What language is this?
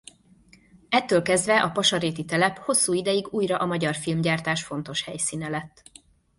Hungarian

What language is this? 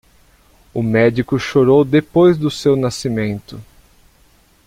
Portuguese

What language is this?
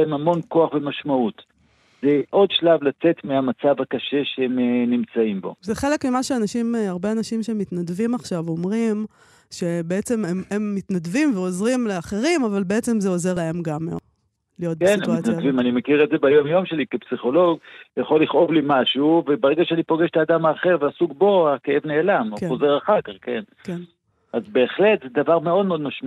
Hebrew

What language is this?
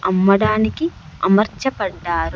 Telugu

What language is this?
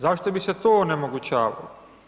Croatian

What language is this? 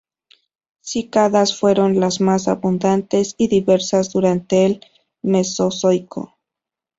Spanish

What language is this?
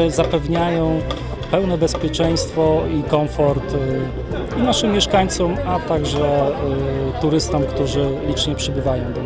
Polish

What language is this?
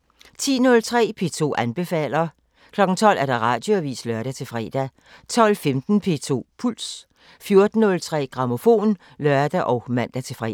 Danish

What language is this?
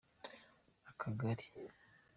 Kinyarwanda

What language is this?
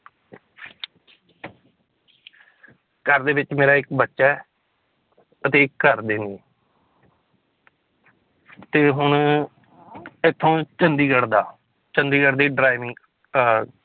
Punjabi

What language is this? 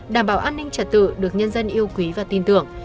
Vietnamese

